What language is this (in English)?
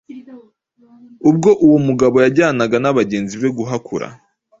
Kinyarwanda